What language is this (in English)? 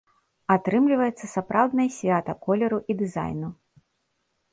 Belarusian